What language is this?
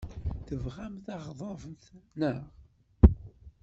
Kabyle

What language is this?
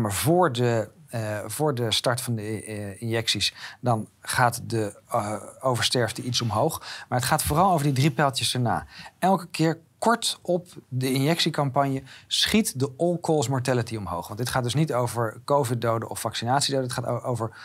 Dutch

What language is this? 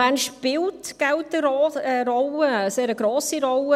Swiss German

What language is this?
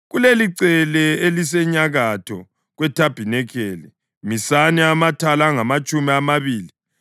North Ndebele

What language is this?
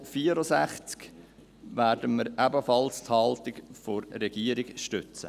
Swiss German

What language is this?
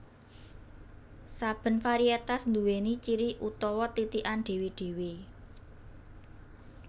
Javanese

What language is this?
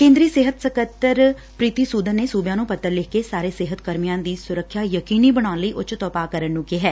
Punjabi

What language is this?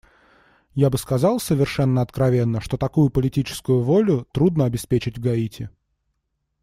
Russian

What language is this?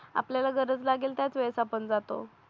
Marathi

